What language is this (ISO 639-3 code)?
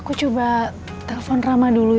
ind